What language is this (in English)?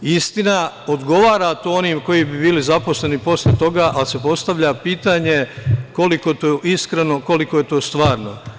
Serbian